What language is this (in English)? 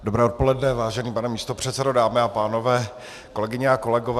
Czech